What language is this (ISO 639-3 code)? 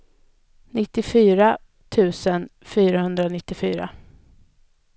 swe